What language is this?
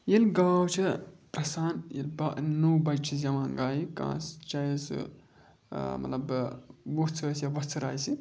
Kashmiri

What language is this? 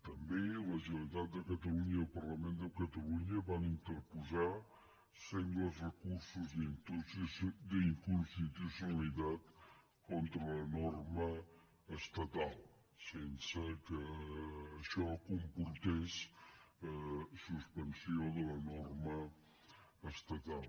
Catalan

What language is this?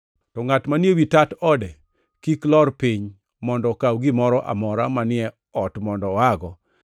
Luo (Kenya and Tanzania)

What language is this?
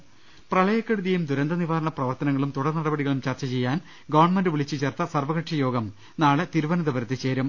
Malayalam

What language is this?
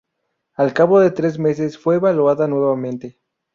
Spanish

